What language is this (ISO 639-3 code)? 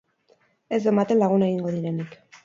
eus